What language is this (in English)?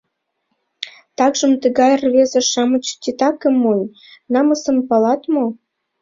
Mari